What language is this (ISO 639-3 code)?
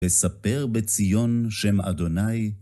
heb